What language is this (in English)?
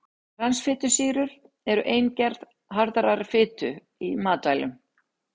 Icelandic